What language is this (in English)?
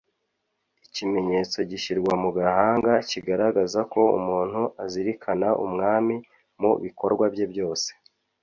Kinyarwanda